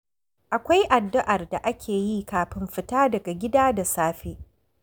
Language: Hausa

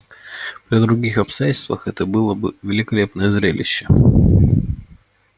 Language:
Russian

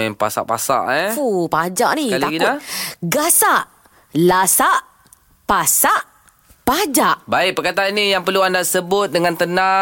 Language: Malay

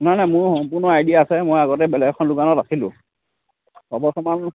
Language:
Assamese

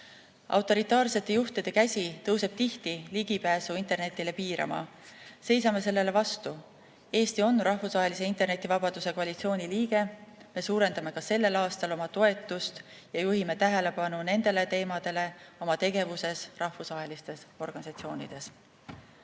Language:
Estonian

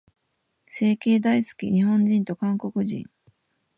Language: Japanese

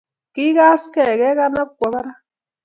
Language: Kalenjin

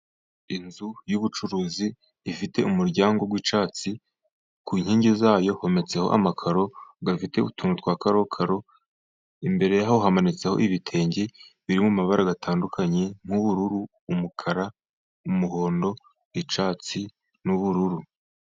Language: Kinyarwanda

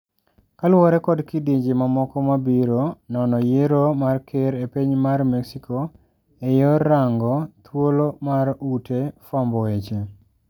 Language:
Luo (Kenya and Tanzania)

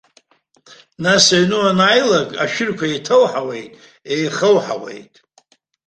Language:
Abkhazian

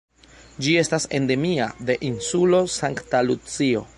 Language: Esperanto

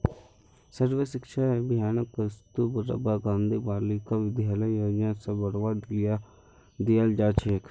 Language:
Magahi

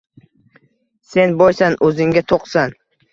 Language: Uzbek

